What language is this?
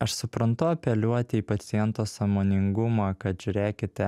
Lithuanian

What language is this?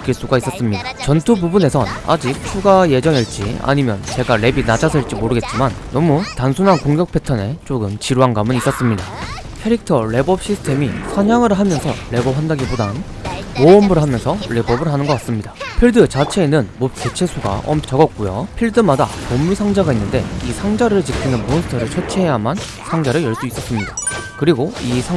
Korean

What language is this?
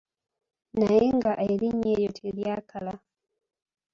Ganda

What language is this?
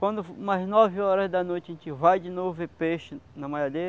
Portuguese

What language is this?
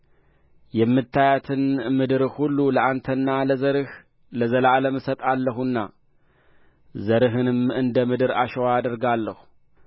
Amharic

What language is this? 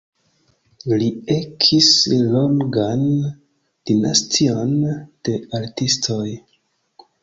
Esperanto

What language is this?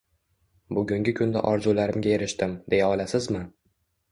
Uzbek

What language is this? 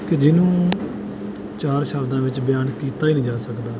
Punjabi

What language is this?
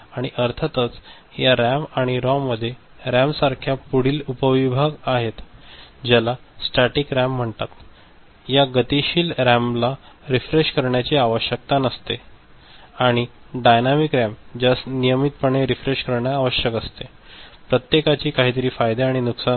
Marathi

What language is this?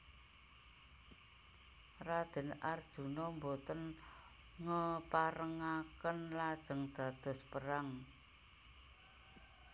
Javanese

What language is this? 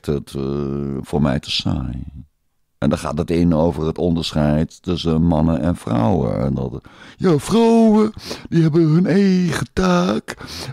Dutch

